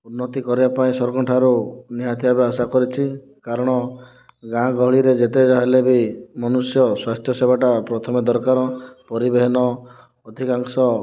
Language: Odia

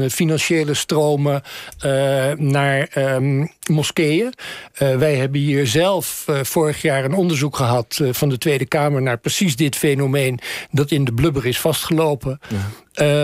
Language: Dutch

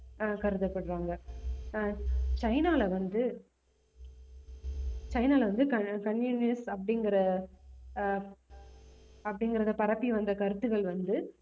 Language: Tamil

